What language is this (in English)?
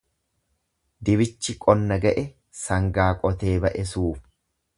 Oromo